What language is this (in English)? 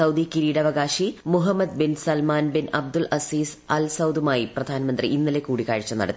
Malayalam